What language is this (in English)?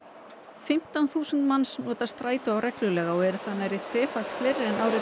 Icelandic